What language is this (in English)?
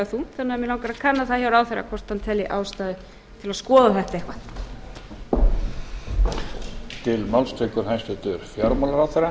Icelandic